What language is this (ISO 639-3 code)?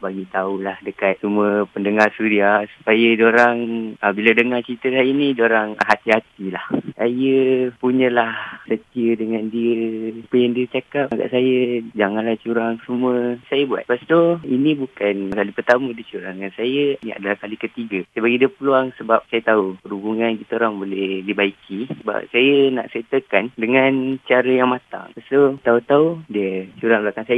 msa